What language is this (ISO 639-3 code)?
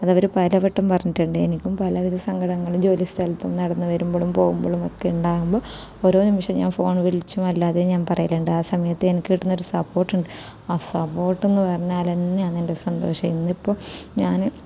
mal